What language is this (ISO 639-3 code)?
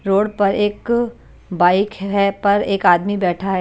hin